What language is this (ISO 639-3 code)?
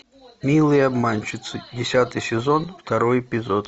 rus